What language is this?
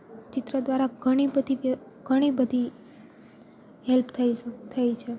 Gujarati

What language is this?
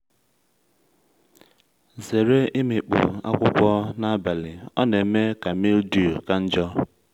Igbo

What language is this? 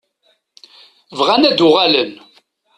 Kabyle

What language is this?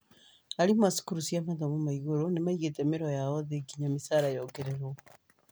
Kikuyu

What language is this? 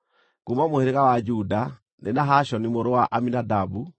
Kikuyu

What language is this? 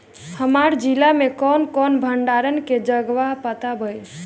Bhojpuri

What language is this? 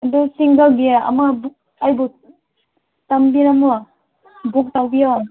Manipuri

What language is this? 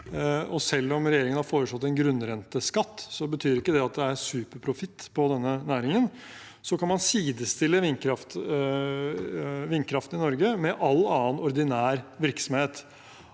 Norwegian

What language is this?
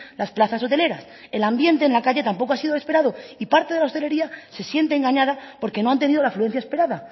Spanish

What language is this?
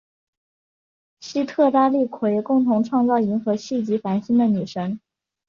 Chinese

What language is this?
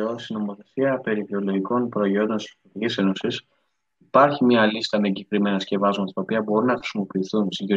Greek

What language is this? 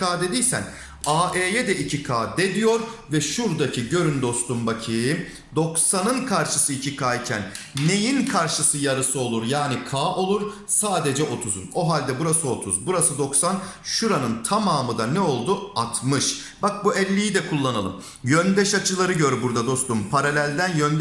Turkish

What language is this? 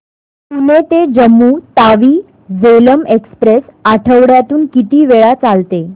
Marathi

